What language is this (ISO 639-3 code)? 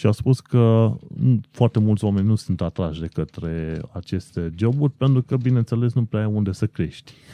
ron